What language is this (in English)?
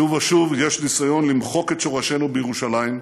Hebrew